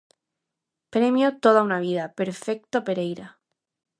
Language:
Galician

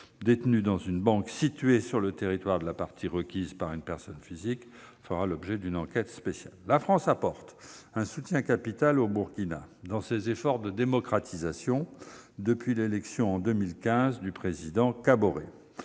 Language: French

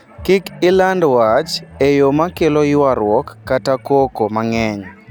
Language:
Luo (Kenya and Tanzania)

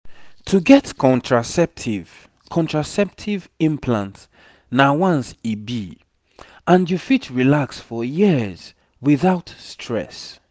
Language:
Nigerian Pidgin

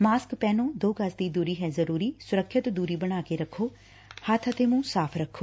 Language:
Punjabi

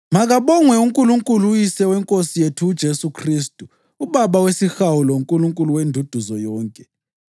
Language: North Ndebele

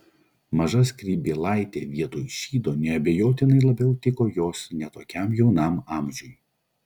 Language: Lithuanian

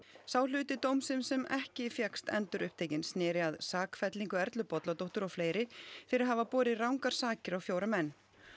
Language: Icelandic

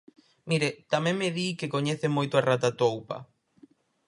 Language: Galician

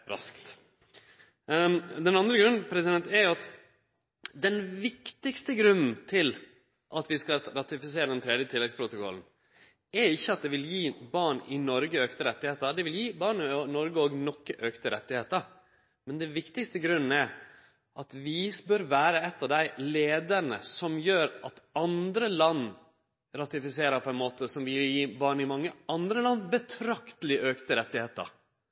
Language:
Norwegian Nynorsk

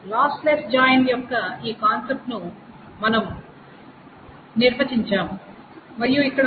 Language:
Telugu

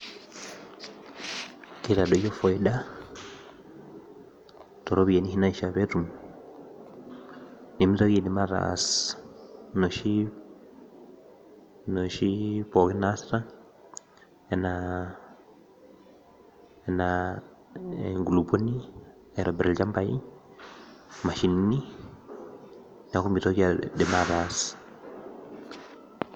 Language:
Masai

